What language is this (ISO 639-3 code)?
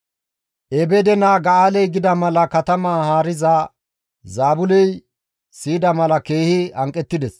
gmv